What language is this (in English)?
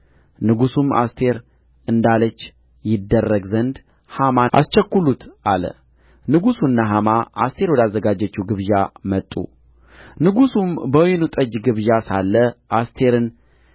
Amharic